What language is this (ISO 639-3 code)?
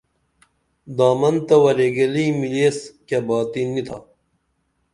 dml